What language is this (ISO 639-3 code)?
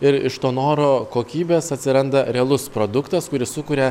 lit